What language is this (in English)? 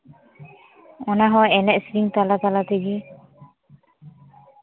Santali